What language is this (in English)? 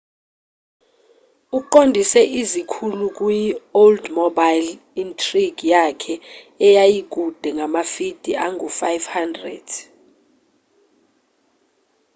Zulu